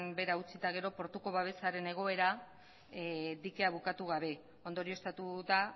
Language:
Basque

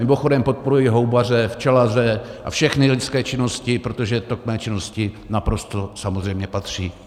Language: Czech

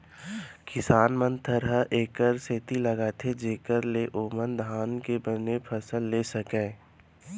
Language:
Chhattisgarhi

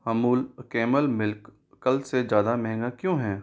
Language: Hindi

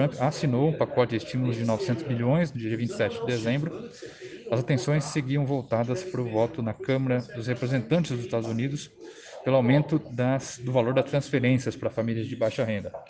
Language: Portuguese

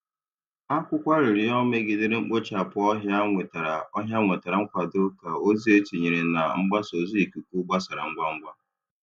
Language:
Igbo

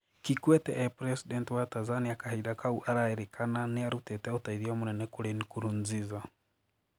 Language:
Kikuyu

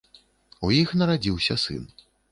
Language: Belarusian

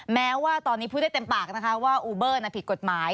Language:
Thai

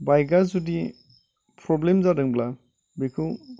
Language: Bodo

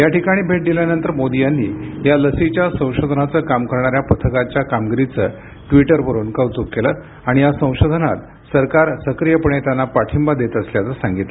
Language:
Marathi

